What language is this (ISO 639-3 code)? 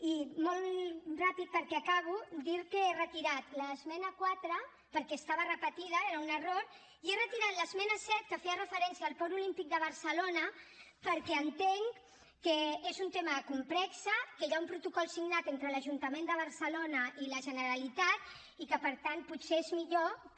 cat